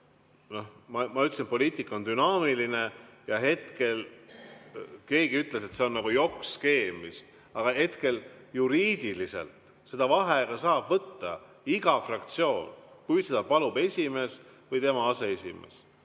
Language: Estonian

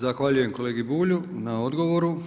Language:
Croatian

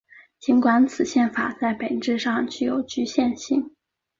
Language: Chinese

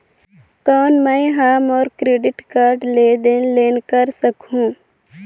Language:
Chhattisgarhi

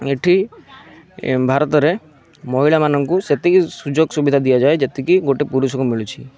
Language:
Odia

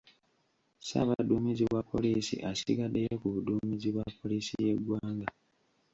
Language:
Ganda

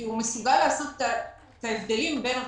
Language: Hebrew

